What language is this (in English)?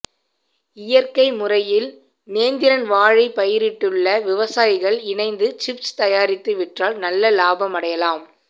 Tamil